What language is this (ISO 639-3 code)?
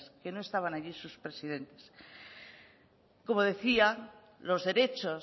spa